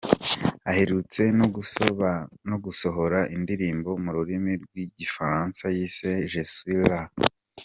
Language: Kinyarwanda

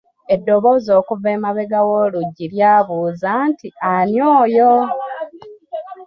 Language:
Ganda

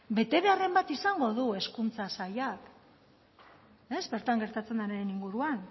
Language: Basque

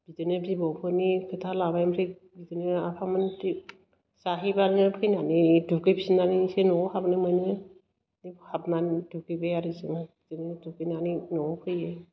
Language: Bodo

